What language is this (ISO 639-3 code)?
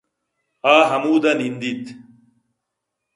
bgp